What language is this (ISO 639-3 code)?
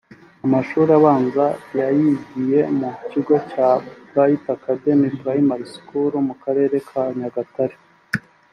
kin